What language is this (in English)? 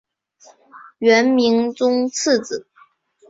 Chinese